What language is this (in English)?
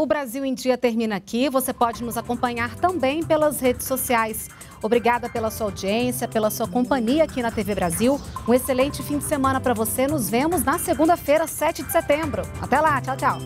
Portuguese